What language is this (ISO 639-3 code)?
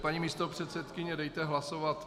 ces